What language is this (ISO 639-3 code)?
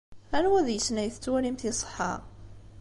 kab